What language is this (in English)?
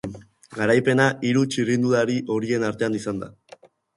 Basque